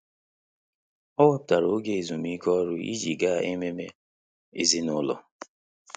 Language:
Igbo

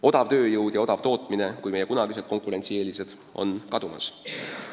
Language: Estonian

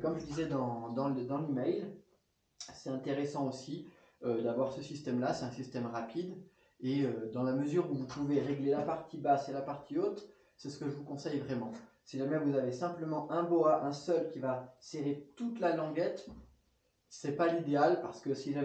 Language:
French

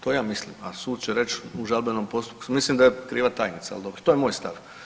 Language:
Croatian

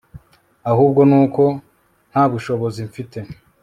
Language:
Kinyarwanda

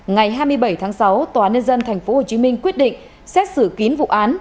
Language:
Vietnamese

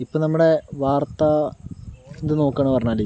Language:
Malayalam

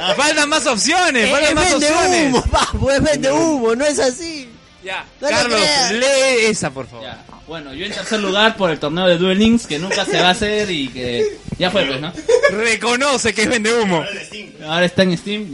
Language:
Spanish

